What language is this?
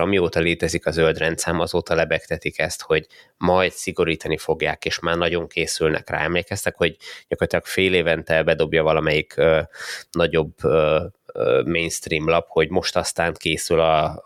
Hungarian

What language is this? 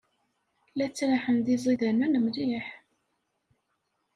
Kabyle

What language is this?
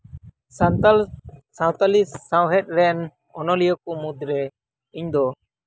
Santali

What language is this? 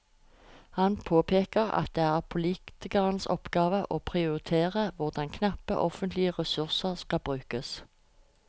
Norwegian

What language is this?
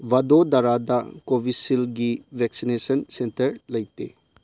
Manipuri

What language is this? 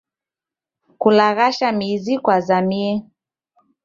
Taita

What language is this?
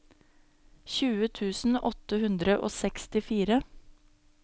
Norwegian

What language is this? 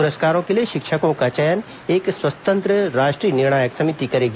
Hindi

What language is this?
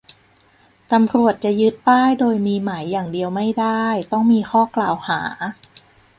Thai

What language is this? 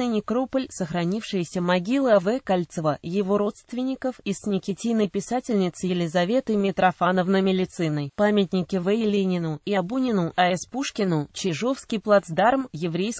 Russian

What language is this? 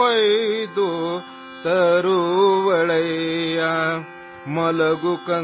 Hindi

